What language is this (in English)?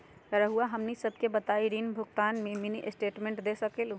Magahi